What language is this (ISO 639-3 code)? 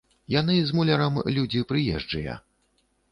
bel